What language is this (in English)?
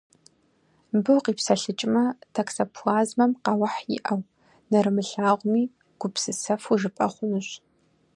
Kabardian